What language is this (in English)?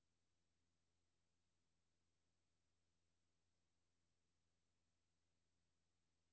Danish